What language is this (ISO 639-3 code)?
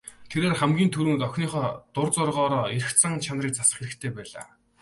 mon